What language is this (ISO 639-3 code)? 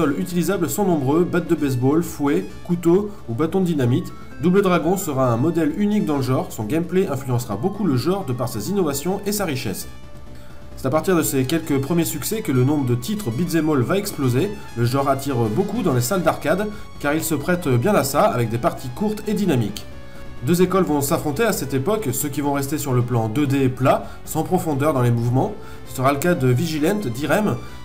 fra